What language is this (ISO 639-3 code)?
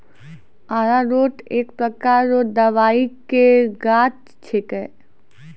mai